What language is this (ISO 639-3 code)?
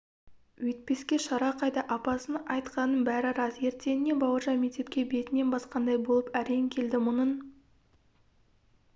kaz